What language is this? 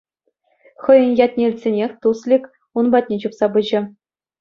Chuvash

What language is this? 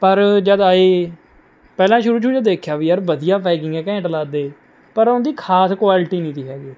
Punjabi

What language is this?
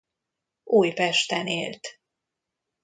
Hungarian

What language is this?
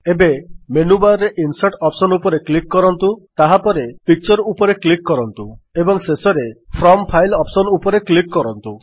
Odia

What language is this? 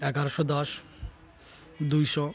Odia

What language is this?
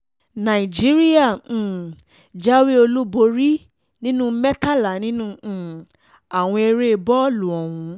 Yoruba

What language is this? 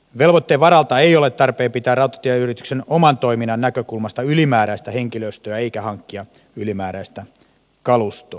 Finnish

